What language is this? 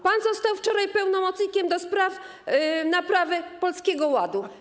Polish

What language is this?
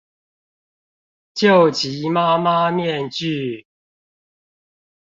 Chinese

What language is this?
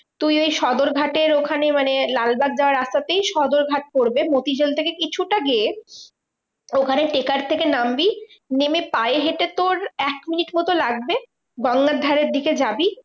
Bangla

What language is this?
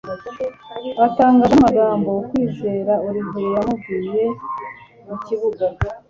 Kinyarwanda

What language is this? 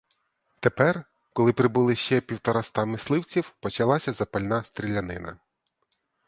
Ukrainian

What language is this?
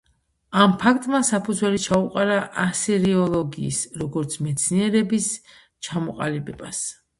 Georgian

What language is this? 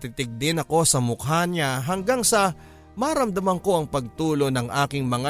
Filipino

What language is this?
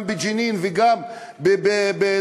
Hebrew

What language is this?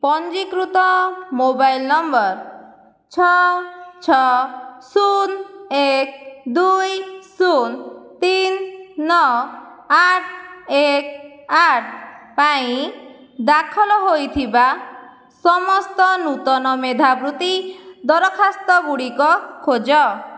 Odia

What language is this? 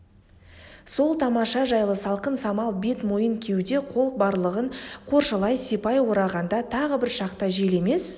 Kazakh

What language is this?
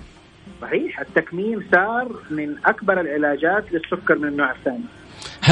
Arabic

